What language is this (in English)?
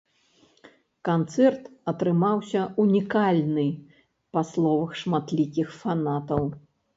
Belarusian